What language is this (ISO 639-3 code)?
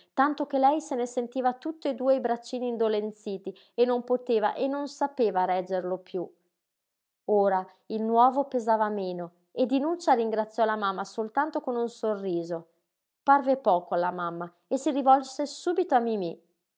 ita